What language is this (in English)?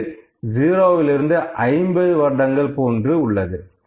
Tamil